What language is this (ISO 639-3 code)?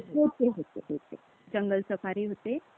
mar